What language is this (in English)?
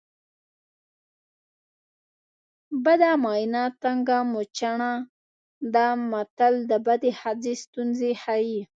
Pashto